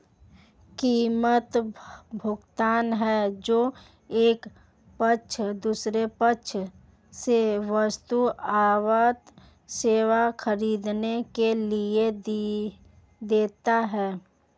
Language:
Hindi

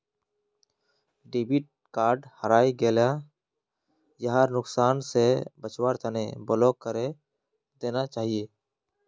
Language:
Magahi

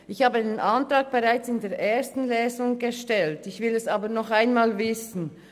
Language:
Swiss German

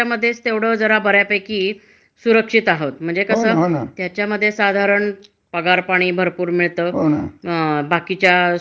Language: Marathi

